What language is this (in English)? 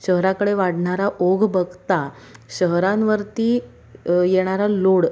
Marathi